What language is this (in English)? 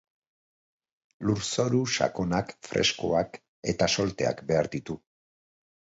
Basque